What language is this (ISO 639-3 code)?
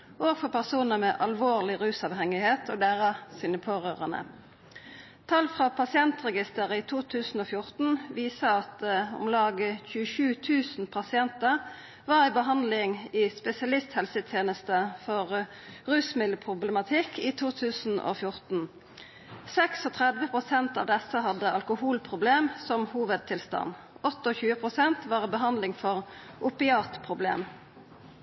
nno